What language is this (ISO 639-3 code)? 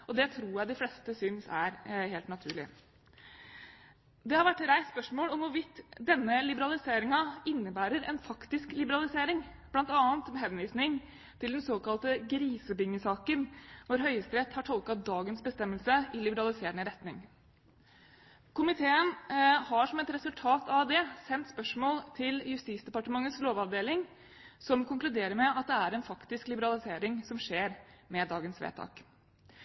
nob